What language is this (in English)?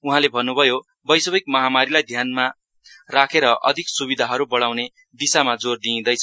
Nepali